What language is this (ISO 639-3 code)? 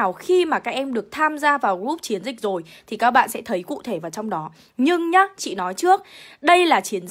vie